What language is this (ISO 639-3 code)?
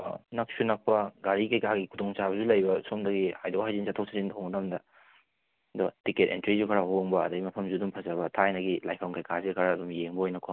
mni